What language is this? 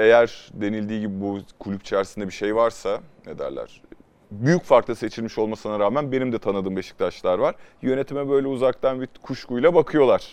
Turkish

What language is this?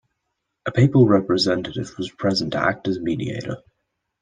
English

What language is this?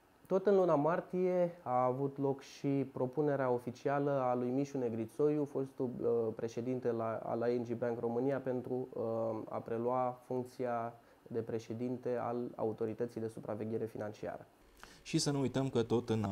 Romanian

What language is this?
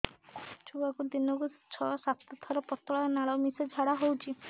Odia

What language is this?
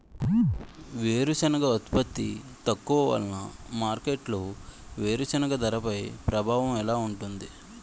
Telugu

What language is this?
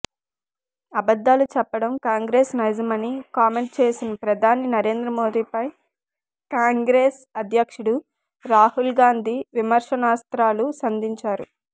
Telugu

